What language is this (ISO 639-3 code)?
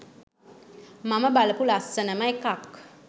sin